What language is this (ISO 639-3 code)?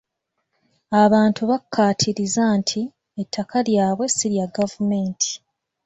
lug